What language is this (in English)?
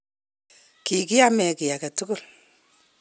Kalenjin